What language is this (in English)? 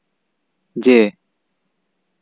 Santali